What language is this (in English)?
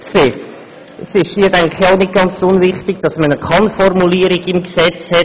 Swiss German